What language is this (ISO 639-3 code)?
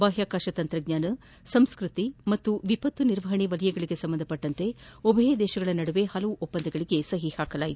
kan